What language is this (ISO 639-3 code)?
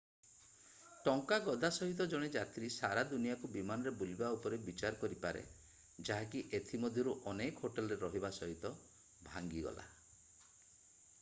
ori